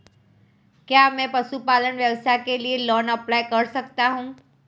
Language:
Hindi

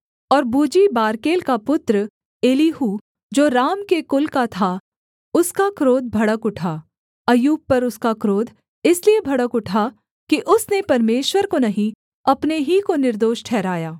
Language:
Hindi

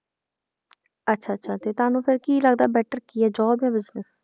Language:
Punjabi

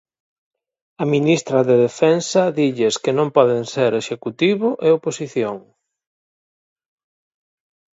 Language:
Galician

